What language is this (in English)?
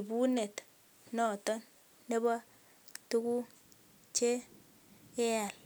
Kalenjin